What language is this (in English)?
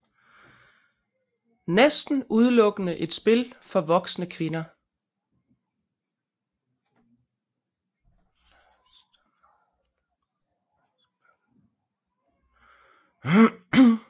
Danish